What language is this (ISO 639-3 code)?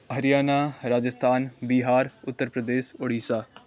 nep